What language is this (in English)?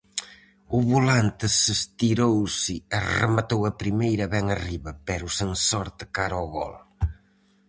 Galician